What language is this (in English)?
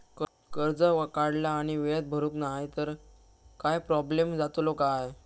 Marathi